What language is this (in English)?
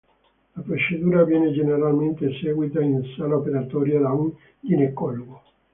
Italian